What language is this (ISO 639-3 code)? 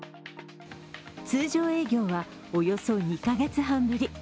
jpn